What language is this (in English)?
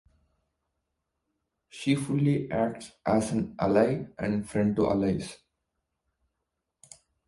English